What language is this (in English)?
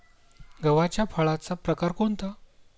Marathi